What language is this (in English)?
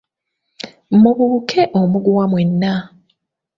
Ganda